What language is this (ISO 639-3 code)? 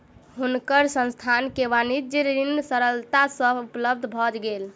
mai